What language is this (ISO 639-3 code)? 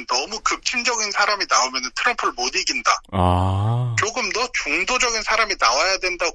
kor